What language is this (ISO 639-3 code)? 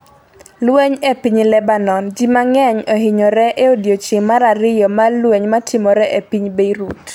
luo